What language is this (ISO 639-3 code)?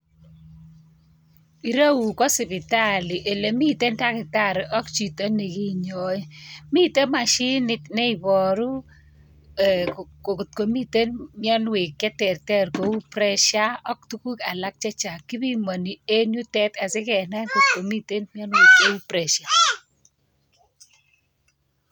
kln